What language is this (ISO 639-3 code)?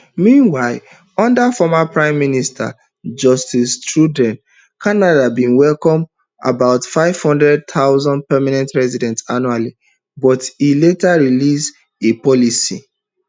pcm